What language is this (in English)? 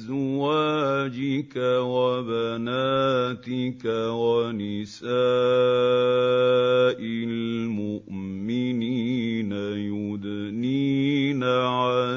Arabic